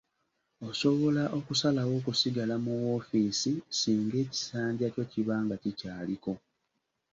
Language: Ganda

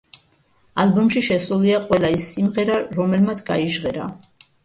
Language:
Georgian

